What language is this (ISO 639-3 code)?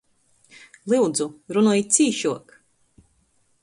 ltg